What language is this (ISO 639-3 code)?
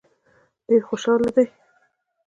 pus